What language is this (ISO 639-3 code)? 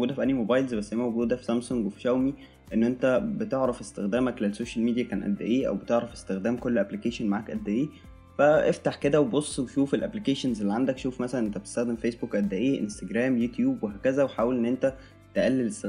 ara